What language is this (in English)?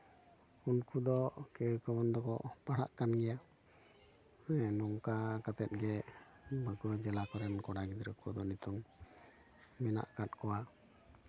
Santali